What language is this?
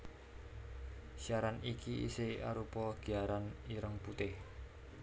Javanese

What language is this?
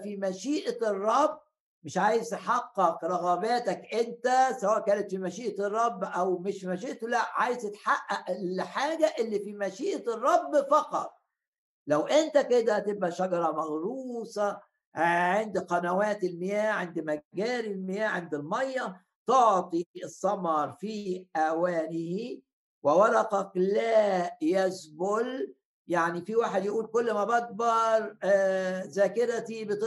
Arabic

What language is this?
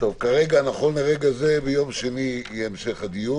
Hebrew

